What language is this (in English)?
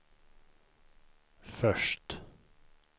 Swedish